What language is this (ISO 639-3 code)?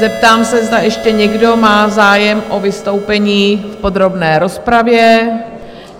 ces